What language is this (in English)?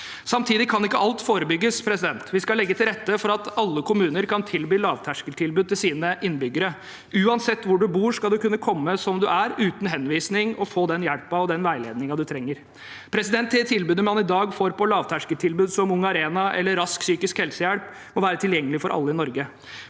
Norwegian